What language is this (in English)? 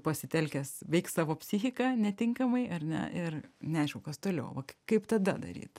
Lithuanian